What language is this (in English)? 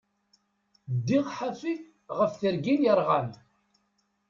Kabyle